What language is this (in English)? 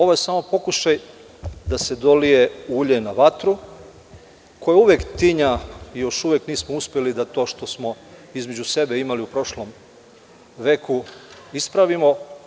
Serbian